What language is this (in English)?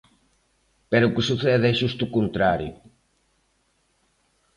Galician